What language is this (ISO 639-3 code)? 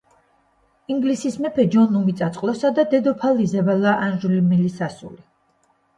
kat